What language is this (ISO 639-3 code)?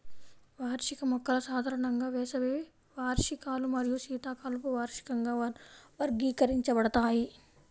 tel